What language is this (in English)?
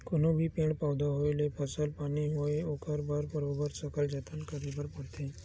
Chhattisgarhi